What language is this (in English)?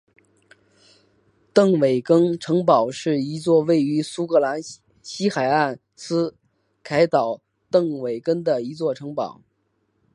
Chinese